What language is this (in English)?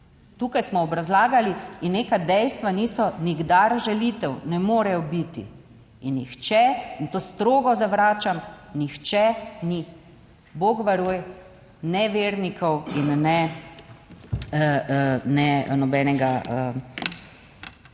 Slovenian